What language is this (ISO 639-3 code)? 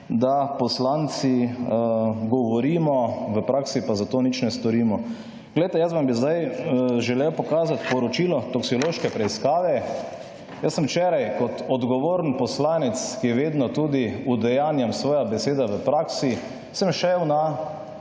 slv